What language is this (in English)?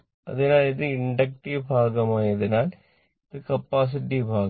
Malayalam